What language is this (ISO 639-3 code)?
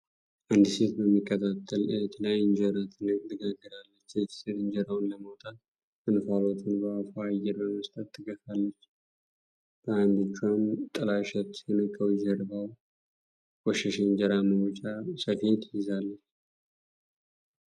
amh